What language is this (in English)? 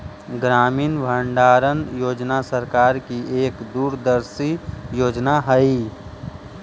Magahi